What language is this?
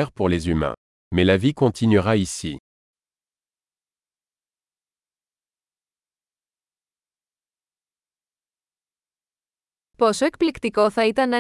Greek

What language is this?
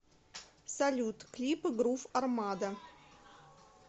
Russian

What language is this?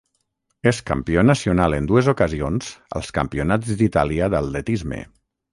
Catalan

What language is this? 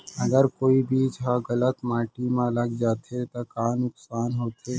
Chhattisgarhi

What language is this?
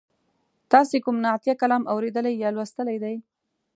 Pashto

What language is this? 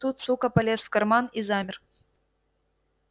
Russian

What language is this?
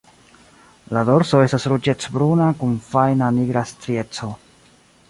Esperanto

